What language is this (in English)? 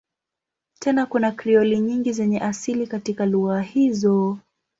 Swahili